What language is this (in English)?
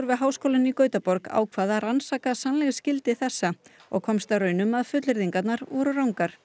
Icelandic